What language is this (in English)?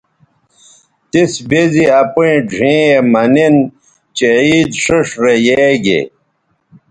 Bateri